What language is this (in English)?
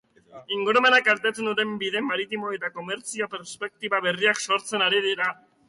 Basque